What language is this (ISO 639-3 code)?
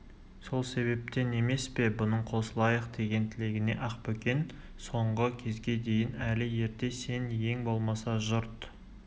kaz